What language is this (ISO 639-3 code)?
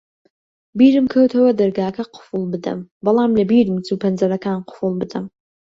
ckb